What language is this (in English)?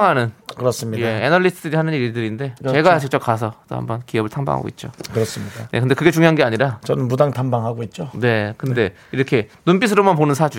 Korean